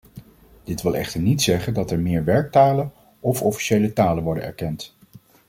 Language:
Dutch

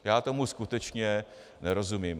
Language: Czech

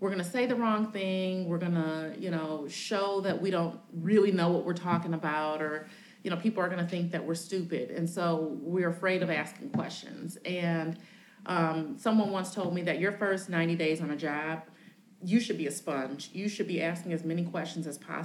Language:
English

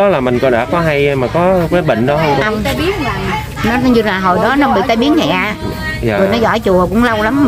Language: Vietnamese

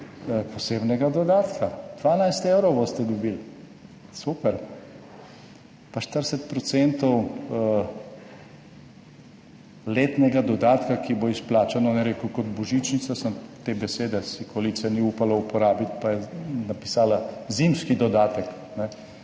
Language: Slovenian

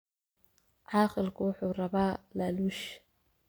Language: Somali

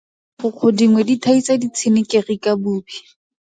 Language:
Tswana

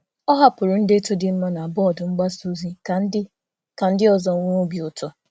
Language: Igbo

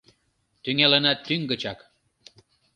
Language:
Mari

